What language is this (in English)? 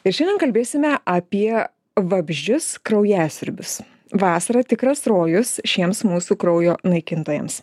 Lithuanian